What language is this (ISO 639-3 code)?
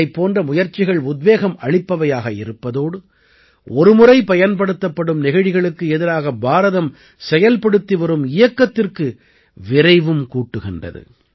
tam